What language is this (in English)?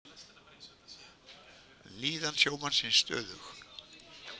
Icelandic